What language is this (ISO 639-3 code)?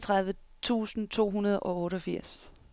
dan